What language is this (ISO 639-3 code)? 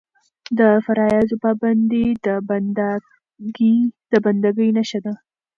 pus